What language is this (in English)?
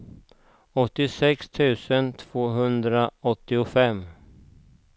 Swedish